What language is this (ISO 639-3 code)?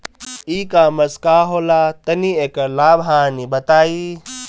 bho